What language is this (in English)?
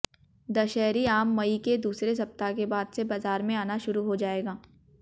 Hindi